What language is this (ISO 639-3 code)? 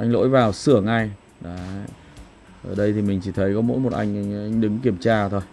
vie